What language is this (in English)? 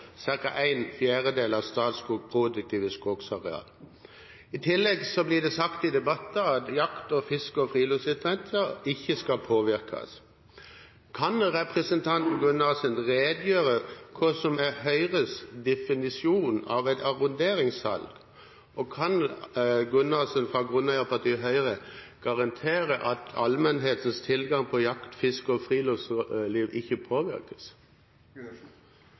Norwegian Bokmål